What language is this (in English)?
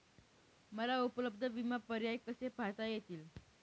Marathi